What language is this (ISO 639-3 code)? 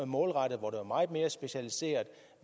dan